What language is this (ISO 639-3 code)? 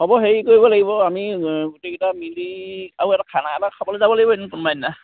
asm